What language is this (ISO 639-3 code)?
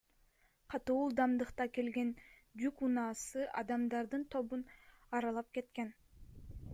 kir